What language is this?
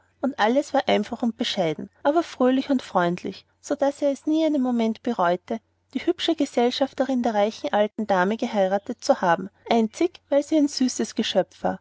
German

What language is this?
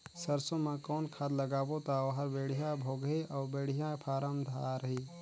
Chhattisgarhi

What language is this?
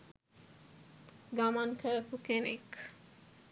Sinhala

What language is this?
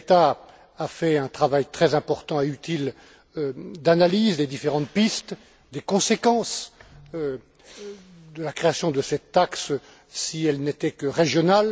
French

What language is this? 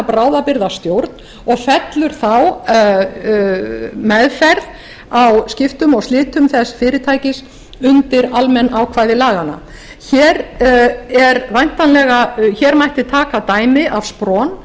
Icelandic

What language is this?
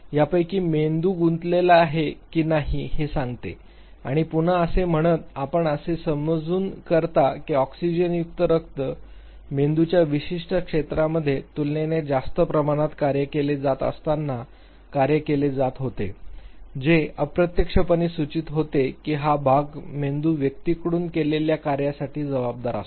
Marathi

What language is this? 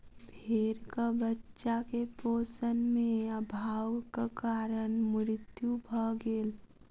Maithili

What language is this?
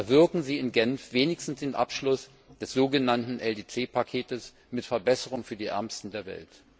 German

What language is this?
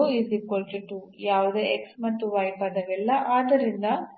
Kannada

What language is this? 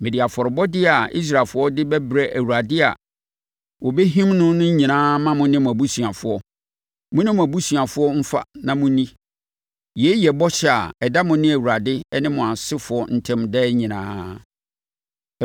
Akan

